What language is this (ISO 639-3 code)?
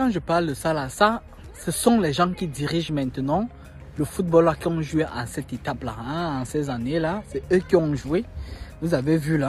fra